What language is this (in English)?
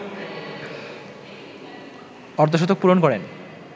Bangla